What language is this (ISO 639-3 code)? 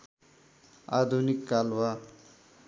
nep